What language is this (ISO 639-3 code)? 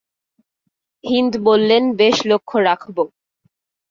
ben